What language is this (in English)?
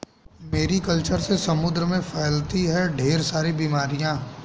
Hindi